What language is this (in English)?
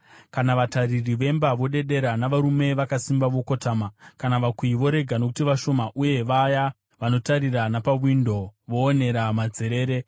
Shona